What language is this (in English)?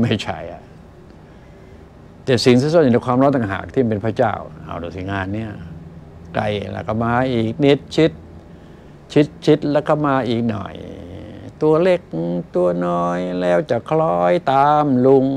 Thai